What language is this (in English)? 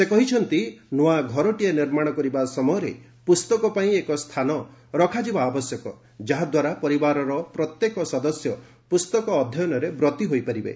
Odia